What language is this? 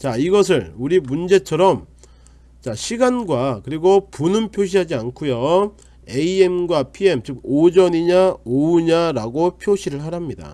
Korean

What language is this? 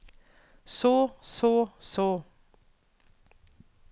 Norwegian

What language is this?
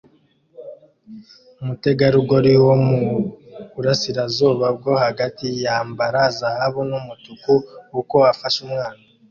Kinyarwanda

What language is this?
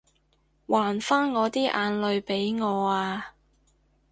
Cantonese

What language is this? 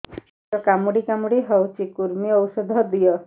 Odia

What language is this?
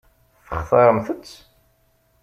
Kabyle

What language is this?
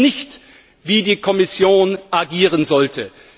German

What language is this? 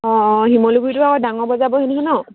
Assamese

